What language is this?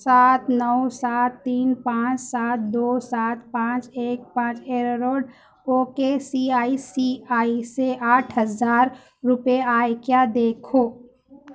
Urdu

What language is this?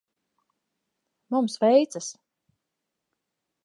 Latvian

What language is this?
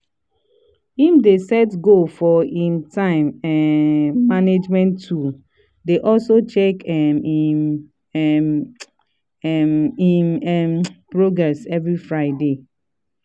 Nigerian Pidgin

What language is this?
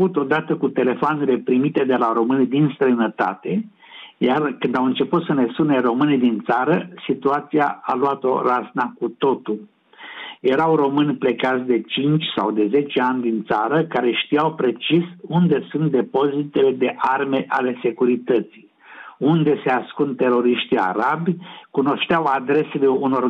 Romanian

